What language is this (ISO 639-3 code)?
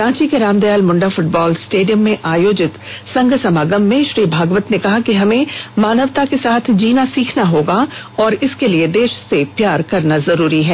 hin